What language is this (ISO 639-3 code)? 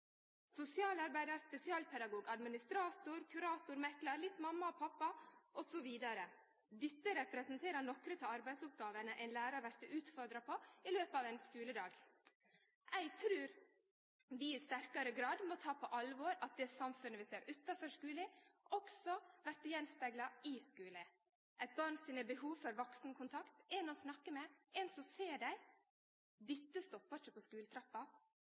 nno